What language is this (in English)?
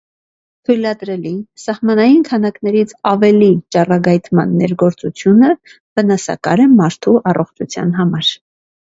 Armenian